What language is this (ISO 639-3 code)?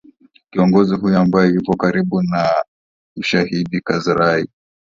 swa